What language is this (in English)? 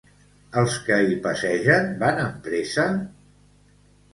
Catalan